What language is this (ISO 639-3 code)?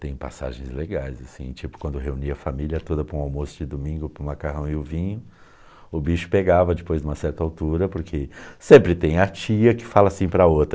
por